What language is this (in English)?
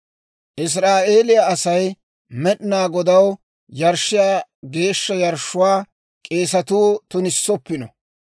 Dawro